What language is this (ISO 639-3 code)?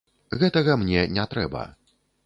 bel